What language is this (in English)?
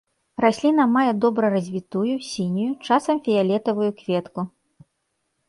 Belarusian